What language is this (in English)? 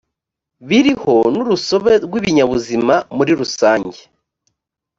Kinyarwanda